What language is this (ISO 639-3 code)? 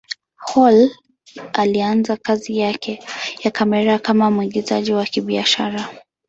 swa